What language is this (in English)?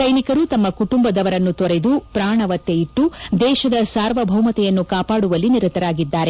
Kannada